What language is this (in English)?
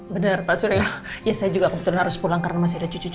Indonesian